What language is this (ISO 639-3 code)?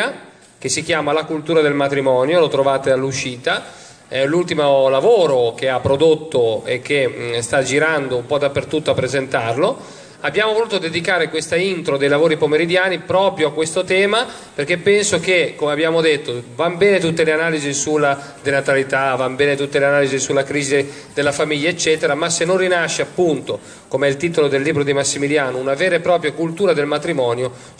ita